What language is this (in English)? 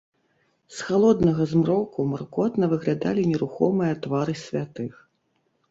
Belarusian